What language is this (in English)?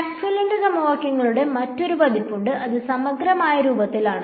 Malayalam